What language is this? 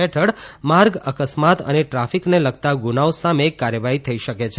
Gujarati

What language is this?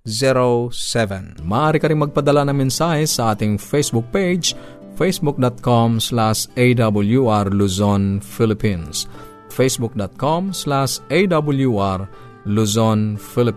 Filipino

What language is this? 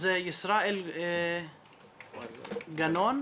Hebrew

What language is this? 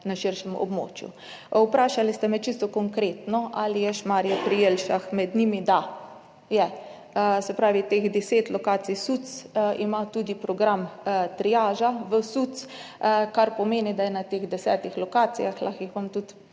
Slovenian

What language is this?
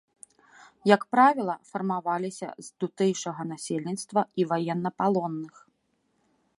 Belarusian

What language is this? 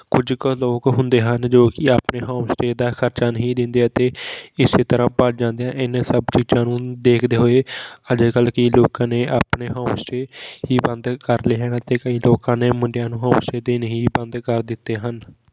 Punjabi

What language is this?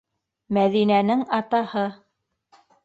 Bashkir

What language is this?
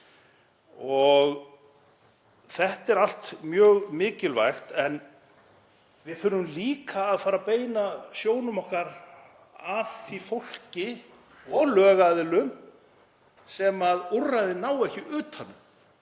Icelandic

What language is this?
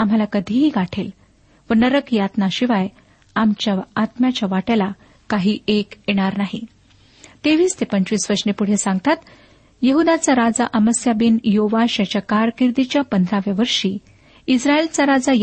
Marathi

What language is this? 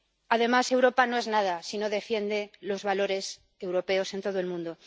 Spanish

